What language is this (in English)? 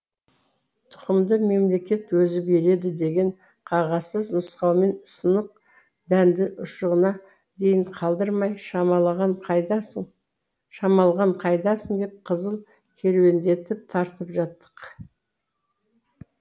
Kazakh